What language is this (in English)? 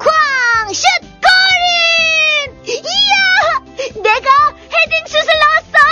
Korean